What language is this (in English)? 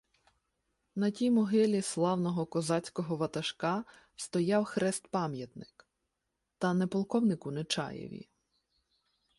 Ukrainian